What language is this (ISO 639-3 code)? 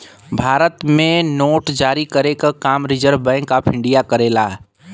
bho